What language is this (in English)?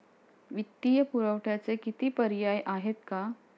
Marathi